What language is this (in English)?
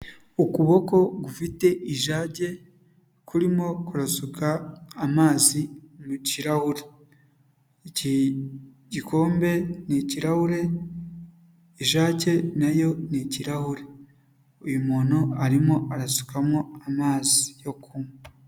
Kinyarwanda